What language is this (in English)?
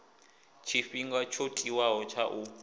Venda